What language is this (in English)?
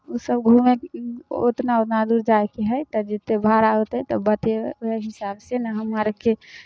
Maithili